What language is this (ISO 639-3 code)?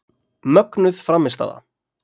isl